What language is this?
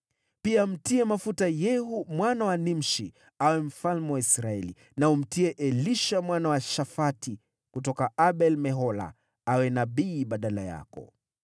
Swahili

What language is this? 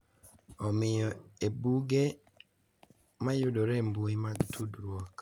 Luo (Kenya and Tanzania)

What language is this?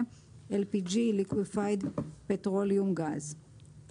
Hebrew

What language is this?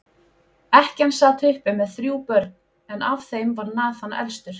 Icelandic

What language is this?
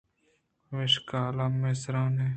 Eastern Balochi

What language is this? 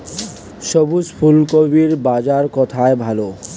Bangla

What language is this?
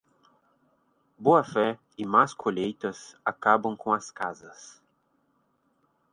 Portuguese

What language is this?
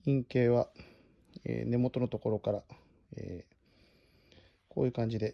Japanese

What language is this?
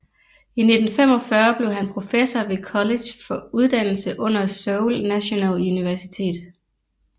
Danish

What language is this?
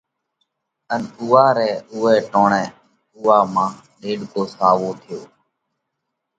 Parkari Koli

